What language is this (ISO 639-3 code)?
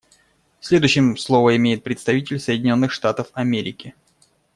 rus